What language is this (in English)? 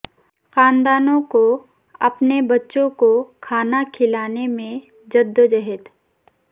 Urdu